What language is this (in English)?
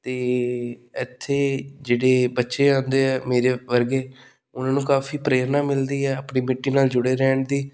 Punjabi